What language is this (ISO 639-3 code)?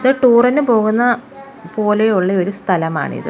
mal